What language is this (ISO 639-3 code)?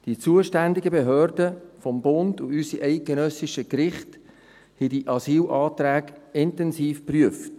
gsw